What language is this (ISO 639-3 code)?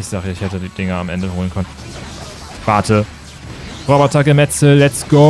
deu